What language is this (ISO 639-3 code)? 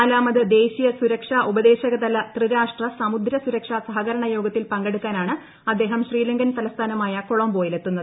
mal